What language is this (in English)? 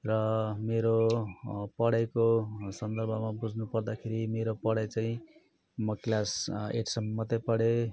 Nepali